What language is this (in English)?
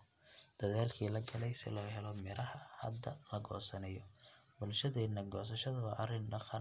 Somali